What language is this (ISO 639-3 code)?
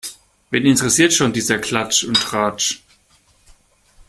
deu